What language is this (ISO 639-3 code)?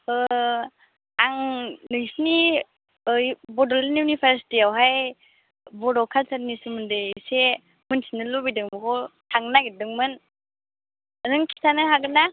brx